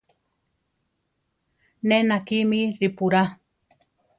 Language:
Central Tarahumara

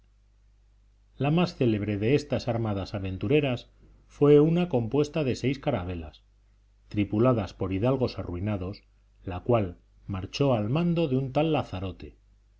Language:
Spanish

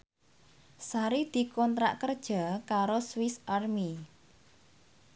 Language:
Javanese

